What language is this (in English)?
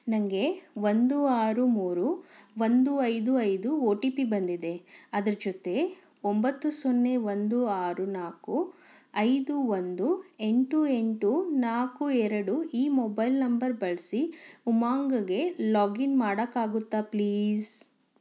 Kannada